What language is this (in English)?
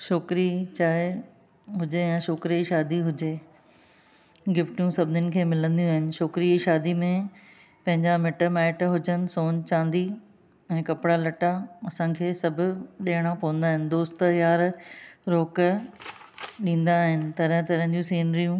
Sindhi